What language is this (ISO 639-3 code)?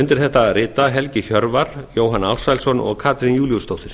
isl